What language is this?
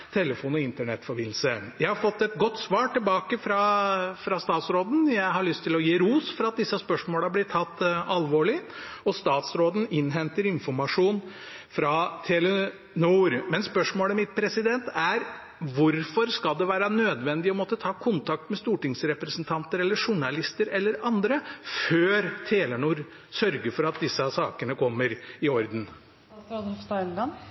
Norwegian Bokmål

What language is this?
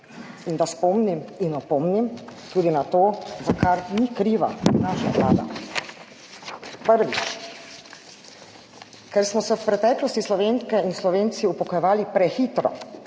Slovenian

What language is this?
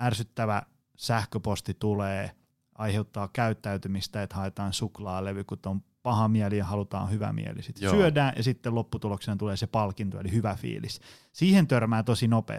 Finnish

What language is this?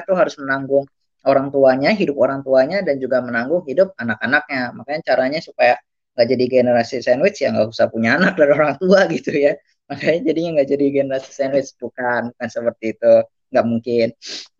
Indonesian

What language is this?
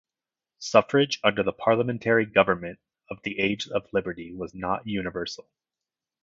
English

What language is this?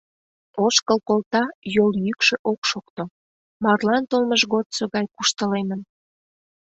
Mari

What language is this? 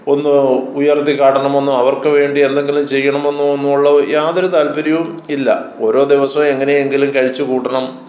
Malayalam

